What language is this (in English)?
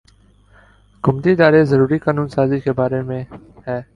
Urdu